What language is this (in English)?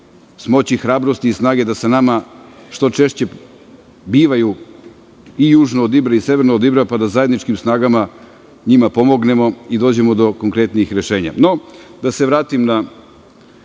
Serbian